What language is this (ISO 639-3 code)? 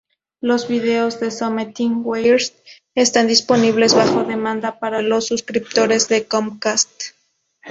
spa